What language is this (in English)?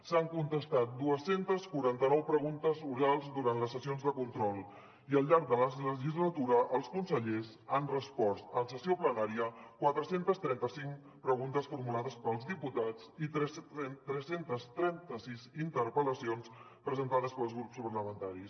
Catalan